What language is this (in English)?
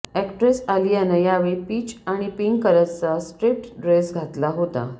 Marathi